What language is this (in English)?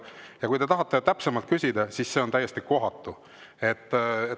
Estonian